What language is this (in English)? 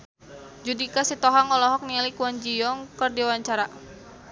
Sundanese